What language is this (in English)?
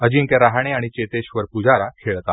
Marathi